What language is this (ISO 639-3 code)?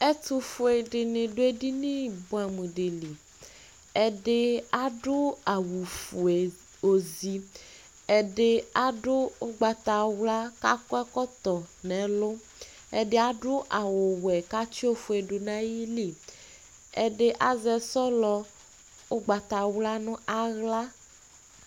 kpo